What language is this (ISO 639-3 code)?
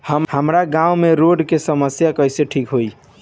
bho